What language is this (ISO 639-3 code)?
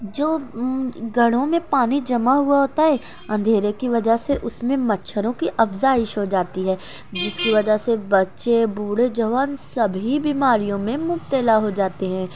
urd